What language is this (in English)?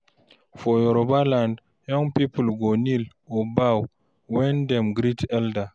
Nigerian Pidgin